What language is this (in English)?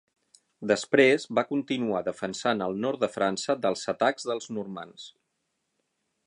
Catalan